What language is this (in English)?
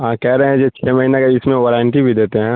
Urdu